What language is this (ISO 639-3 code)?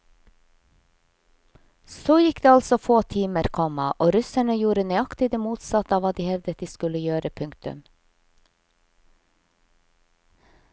nor